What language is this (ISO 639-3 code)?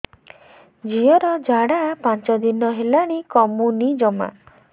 ori